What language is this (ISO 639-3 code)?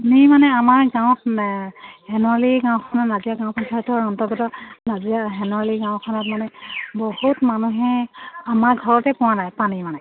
asm